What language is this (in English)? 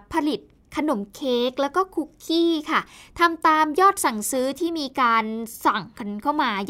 Thai